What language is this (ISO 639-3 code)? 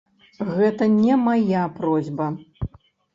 bel